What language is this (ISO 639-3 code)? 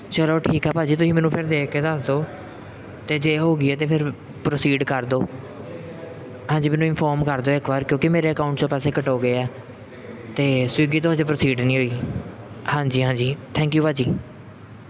pan